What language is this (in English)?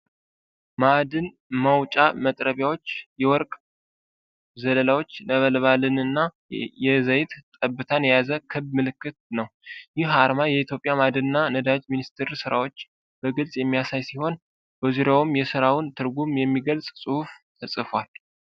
Amharic